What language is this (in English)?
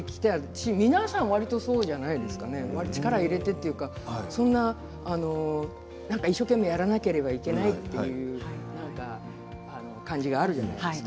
Japanese